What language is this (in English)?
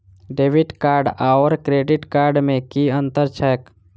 Maithili